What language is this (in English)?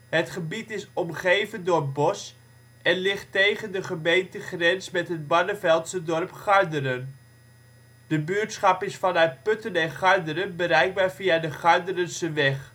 Dutch